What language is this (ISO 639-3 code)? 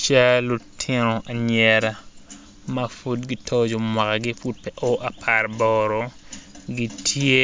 ach